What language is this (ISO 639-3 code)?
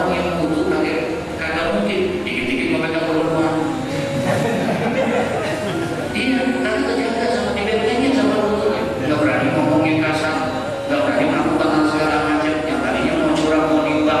ind